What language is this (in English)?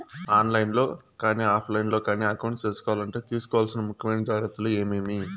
Telugu